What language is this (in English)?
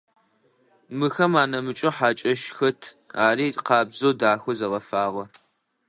Adyghe